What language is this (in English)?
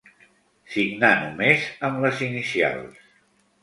Catalan